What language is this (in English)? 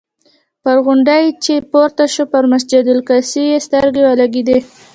Pashto